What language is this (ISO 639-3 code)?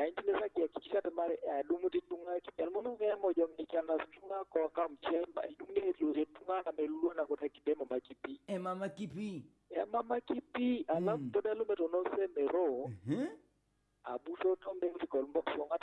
ind